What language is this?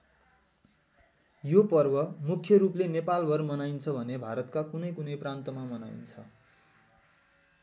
Nepali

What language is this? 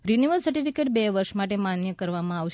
Gujarati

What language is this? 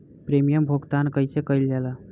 Bhojpuri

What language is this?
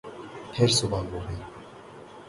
Urdu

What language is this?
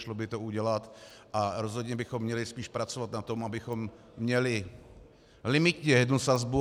Czech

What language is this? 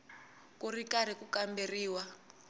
Tsonga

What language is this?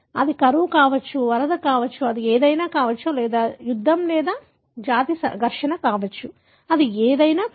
Telugu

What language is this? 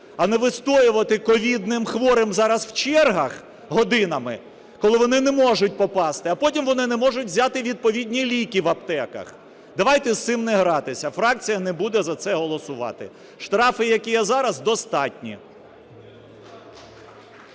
Ukrainian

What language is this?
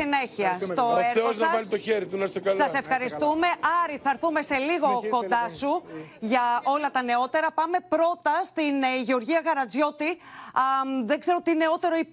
Greek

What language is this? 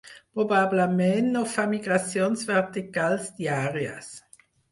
Catalan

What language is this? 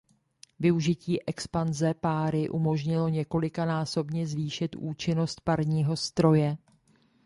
Czech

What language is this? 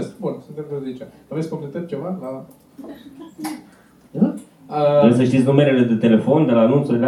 Romanian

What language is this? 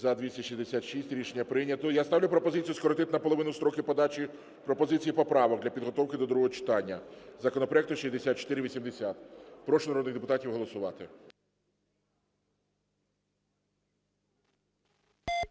Ukrainian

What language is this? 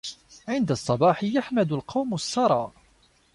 Arabic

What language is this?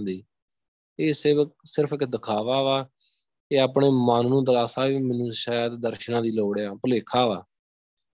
Punjabi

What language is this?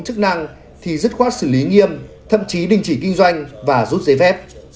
Vietnamese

